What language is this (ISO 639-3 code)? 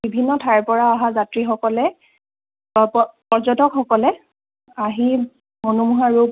asm